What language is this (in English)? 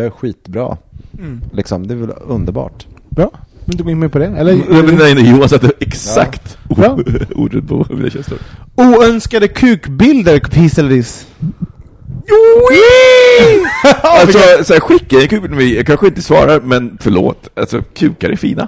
Swedish